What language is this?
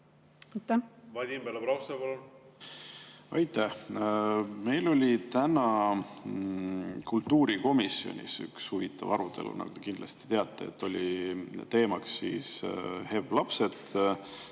Estonian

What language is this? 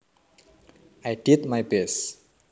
Javanese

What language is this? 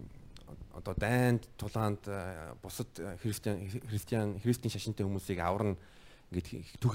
Korean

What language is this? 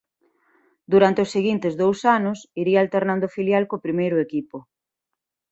Galician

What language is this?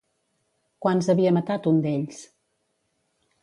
Catalan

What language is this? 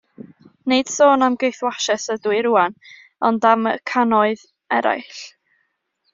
Welsh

